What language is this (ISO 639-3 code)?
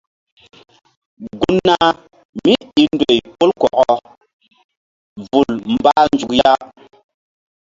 mdd